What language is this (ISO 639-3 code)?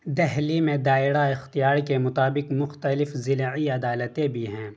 urd